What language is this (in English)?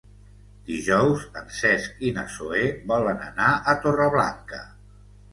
Catalan